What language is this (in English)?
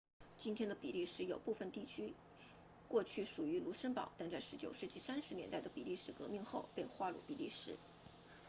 Chinese